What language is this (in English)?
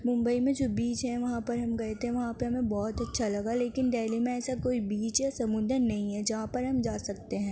Urdu